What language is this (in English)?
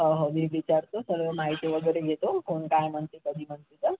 Marathi